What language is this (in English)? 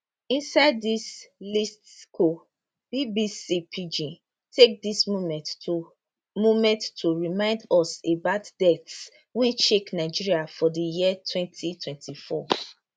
Nigerian Pidgin